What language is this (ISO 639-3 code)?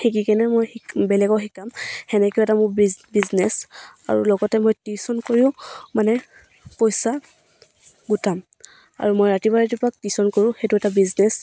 asm